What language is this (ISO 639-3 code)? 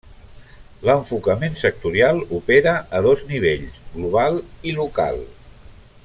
cat